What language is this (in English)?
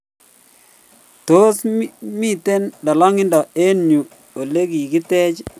Kalenjin